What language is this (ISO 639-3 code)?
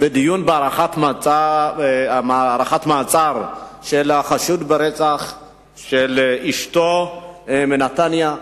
heb